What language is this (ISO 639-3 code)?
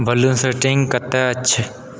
mai